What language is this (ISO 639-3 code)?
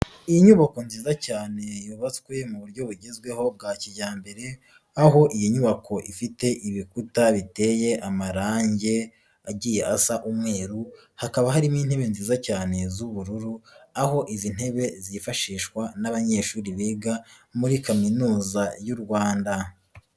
kin